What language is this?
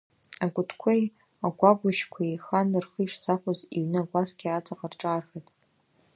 Abkhazian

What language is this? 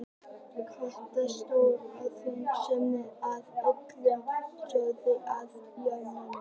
Icelandic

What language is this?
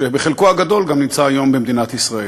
Hebrew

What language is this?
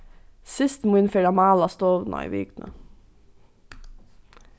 Faroese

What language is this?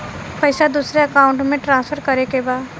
Bhojpuri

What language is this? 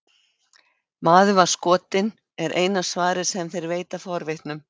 Icelandic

